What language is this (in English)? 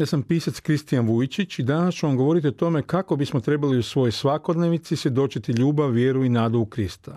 Croatian